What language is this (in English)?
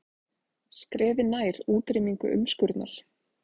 Icelandic